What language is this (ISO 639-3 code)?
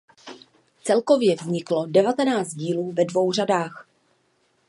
ces